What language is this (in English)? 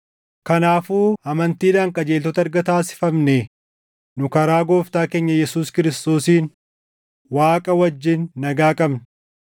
Oromo